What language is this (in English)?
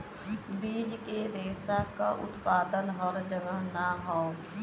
Bhojpuri